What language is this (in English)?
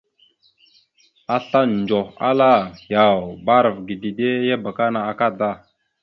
Mada (Cameroon)